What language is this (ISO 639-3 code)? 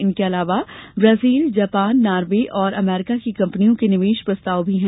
hin